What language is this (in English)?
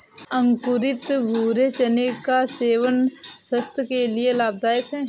Hindi